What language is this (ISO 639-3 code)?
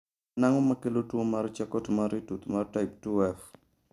luo